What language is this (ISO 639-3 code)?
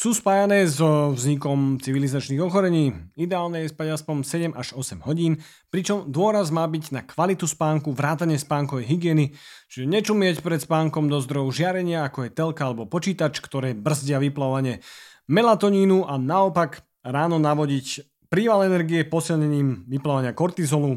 slk